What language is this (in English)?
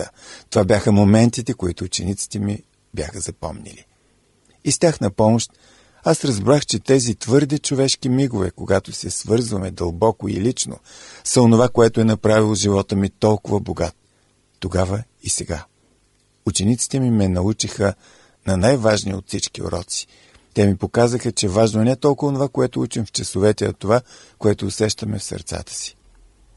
Bulgarian